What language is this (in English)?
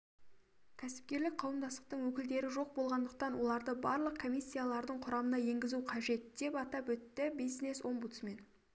Kazakh